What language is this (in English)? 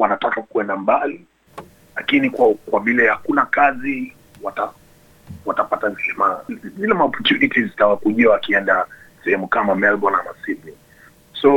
Swahili